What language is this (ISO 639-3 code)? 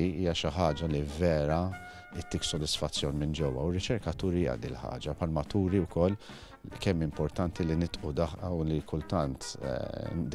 ron